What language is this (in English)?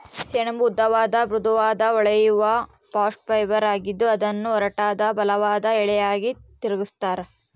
Kannada